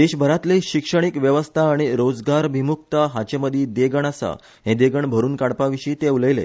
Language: Konkani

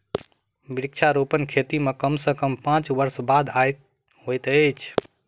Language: Maithili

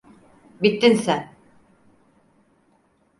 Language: Turkish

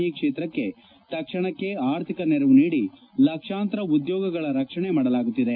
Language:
Kannada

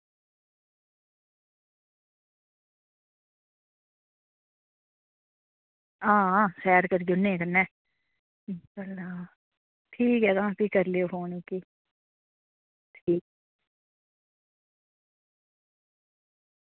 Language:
Dogri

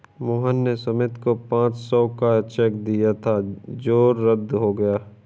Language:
Hindi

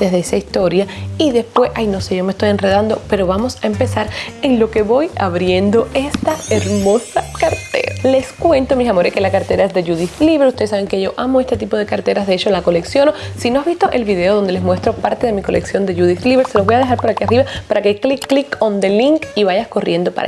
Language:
Spanish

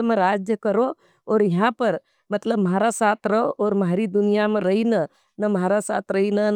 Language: Nimadi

